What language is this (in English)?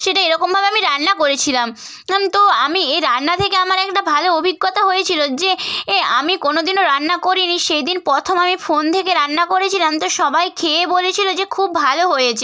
Bangla